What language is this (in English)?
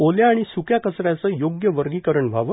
Marathi